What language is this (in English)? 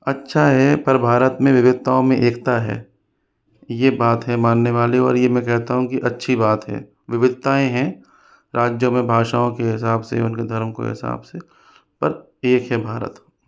Hindi